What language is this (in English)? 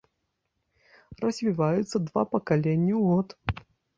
Belarusian